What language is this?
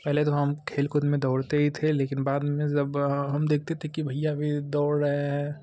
Hindi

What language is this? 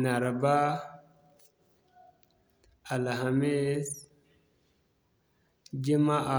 Zarma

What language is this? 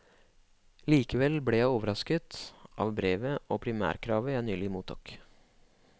Norwegian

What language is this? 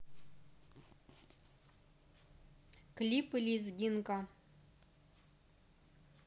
Russian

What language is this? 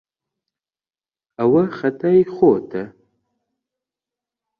Central Kurdish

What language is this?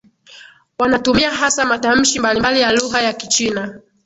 Swahili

